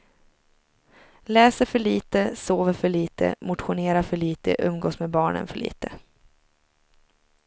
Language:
Swedish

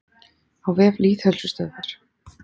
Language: Icelandic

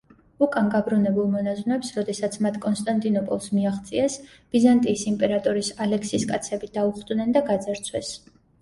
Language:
Georgian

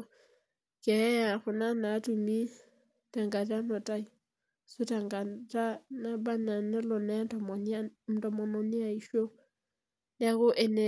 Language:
Masai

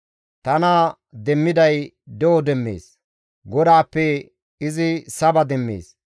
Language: Gamo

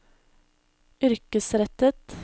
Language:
Norwegian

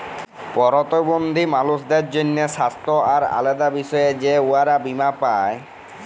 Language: Bangla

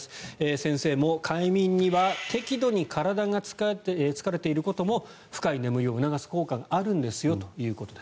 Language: Japanese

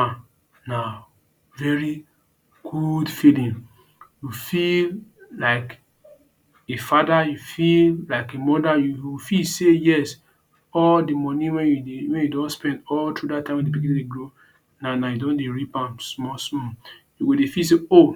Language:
Nigerian Pidgin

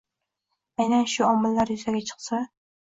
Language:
Uzbek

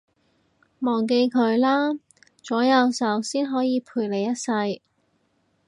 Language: Cantonese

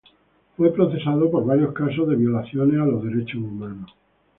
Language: Spanish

